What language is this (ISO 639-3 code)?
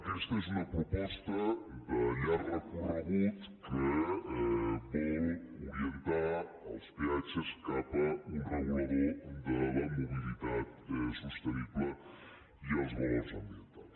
cat